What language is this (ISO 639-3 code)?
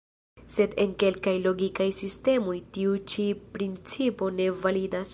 epo